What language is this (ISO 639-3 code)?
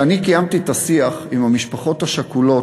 heb